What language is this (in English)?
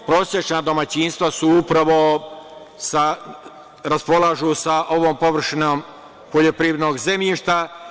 Serbian